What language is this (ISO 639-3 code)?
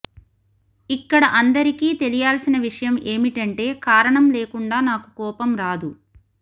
tel